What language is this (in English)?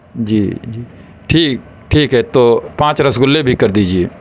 Urdu